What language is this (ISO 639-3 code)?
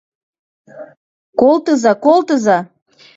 chm